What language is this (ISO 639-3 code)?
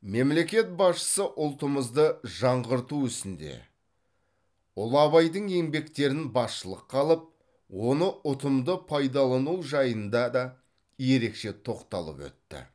kaz